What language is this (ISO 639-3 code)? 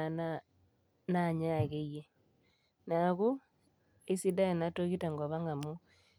mas